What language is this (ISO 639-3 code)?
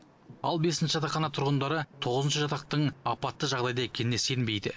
kaz